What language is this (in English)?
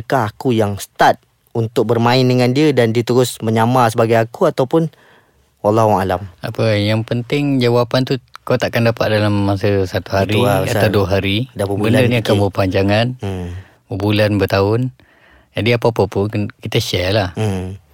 Malay